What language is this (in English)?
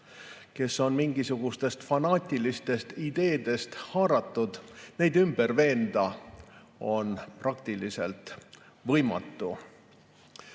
Estonian